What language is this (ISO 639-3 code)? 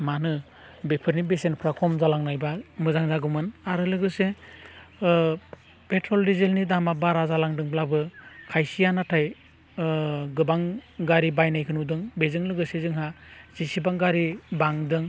brx